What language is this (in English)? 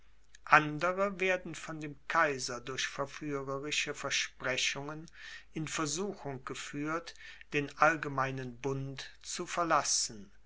German